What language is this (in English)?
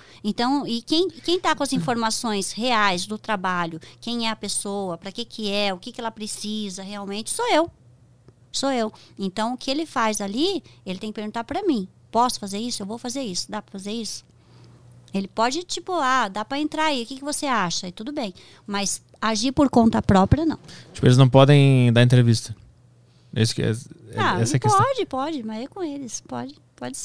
Portuguese